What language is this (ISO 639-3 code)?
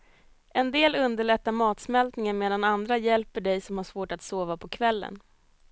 swe